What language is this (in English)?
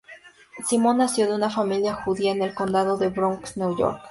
Spanish